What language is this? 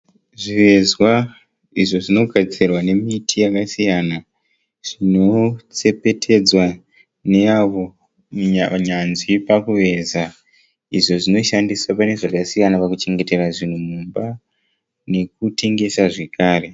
Shona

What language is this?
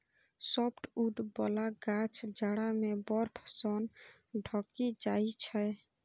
Maithili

